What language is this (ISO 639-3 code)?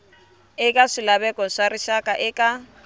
tso